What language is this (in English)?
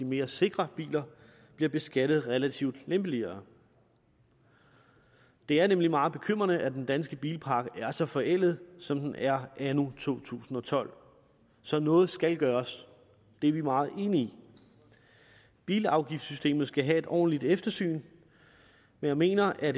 Danish